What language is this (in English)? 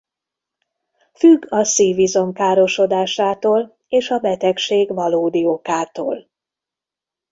Hungarian